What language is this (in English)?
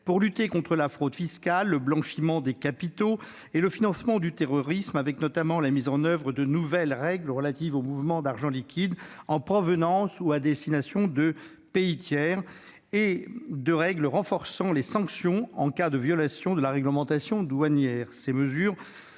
French